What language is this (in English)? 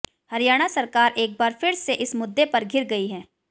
Hindi